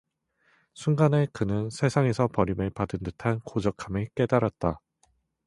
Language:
Korean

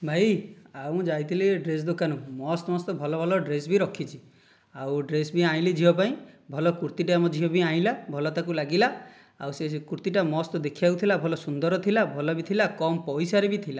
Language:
Odia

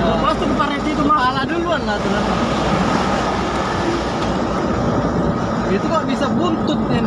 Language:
Indonesian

